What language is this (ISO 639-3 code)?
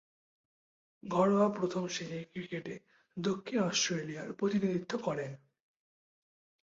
ben